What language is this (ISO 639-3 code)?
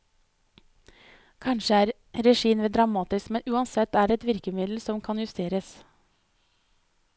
nor